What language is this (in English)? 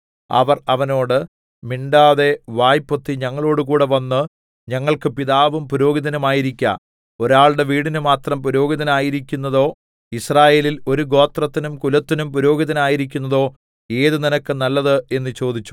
Malayalam